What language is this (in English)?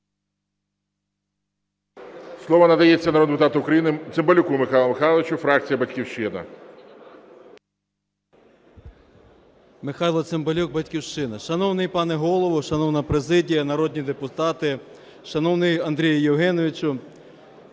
Ukrainian